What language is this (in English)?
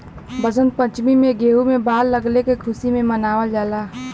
Bhojpuri